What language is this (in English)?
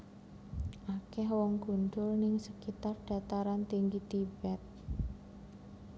Javanese